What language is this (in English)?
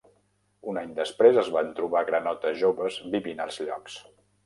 Catalan